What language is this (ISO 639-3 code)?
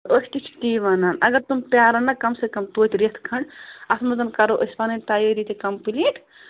kas